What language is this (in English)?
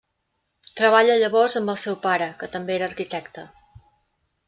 Catalan